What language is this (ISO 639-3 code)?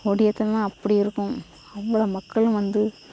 tam